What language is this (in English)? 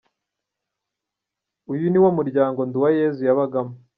Kinyarwanda